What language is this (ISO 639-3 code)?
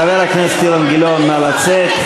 heb